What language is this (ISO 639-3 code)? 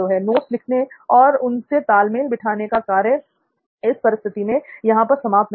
hin